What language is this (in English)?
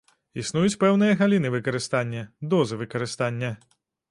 Belarusian